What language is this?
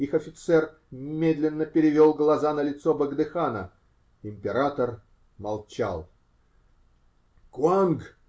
Russian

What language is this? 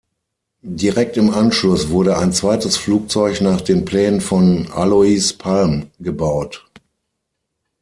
German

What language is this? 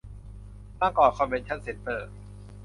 Thai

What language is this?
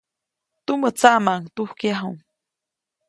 Copainalá Zoque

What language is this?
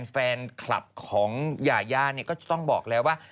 Thai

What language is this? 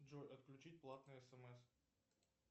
Russian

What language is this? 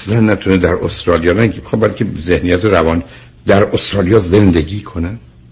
Persian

